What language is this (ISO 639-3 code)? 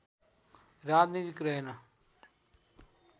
nep